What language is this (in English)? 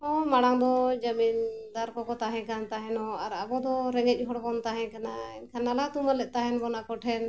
Santali